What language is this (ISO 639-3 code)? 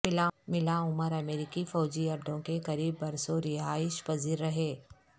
urd